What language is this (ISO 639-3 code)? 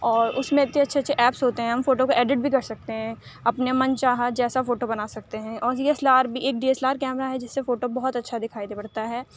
urd